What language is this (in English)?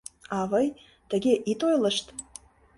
Mari